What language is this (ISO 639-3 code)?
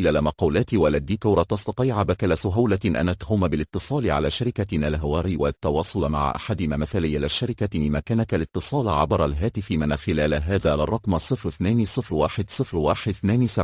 ara